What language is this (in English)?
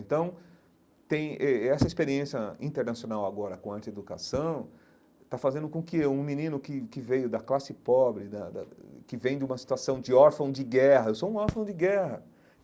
Portuguese